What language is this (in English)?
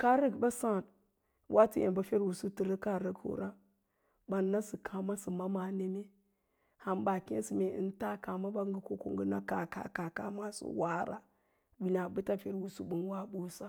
Lala-Roba